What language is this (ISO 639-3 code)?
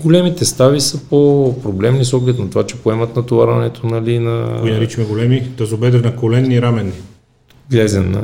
bul